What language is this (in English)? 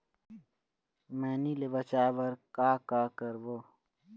Chhattisgarhi